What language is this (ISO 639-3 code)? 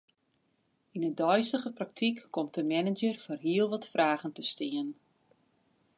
fry